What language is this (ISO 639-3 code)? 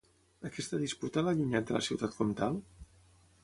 cat